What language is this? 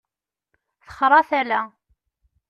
Kabyle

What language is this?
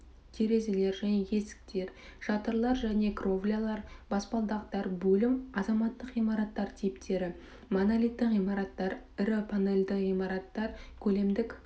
Kazakh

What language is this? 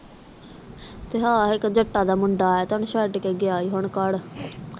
Punjabi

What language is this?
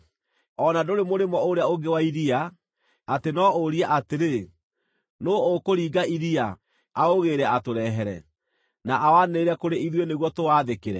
Kikuyu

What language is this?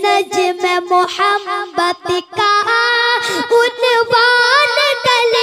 Hindi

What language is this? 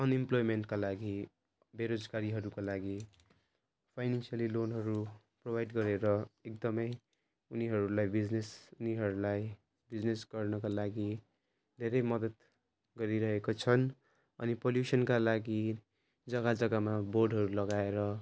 Nepali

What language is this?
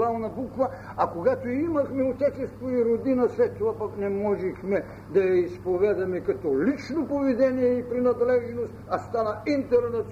Bulgarian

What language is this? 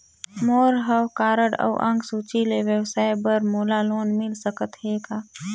Chhattisgarhi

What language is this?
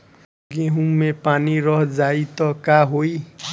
Bhojpuri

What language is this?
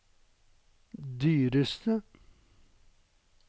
Norwegian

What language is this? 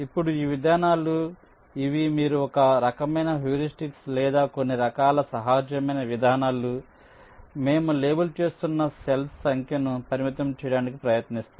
Telugu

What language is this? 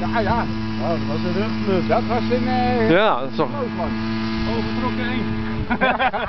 Dutch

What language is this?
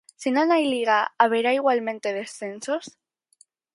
Galician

